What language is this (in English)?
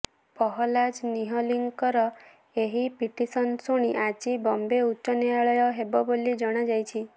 Odia